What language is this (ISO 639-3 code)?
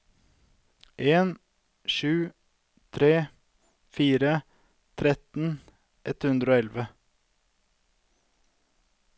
nor